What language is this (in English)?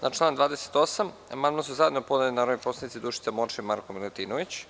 Serbian